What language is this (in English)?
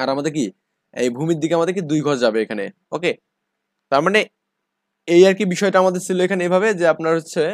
Bangla